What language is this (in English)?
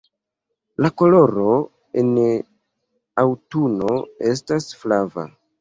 Esperanto